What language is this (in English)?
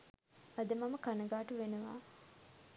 Sinhala